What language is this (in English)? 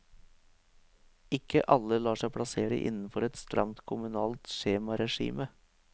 Norwegian